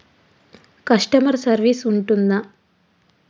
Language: Telugu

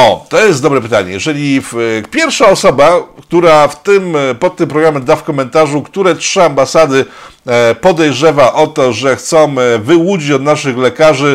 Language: Polish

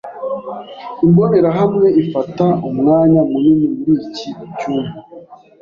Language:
Kinyarwanda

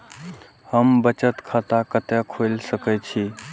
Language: Maithili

